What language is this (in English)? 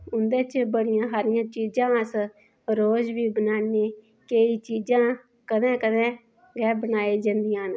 Dogri